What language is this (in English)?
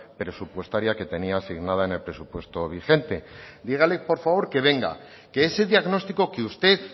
Spanish